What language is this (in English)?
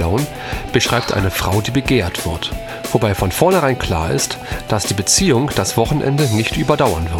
German